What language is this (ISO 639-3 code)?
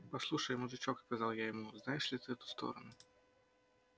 rus